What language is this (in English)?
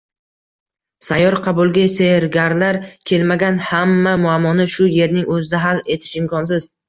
Uzbek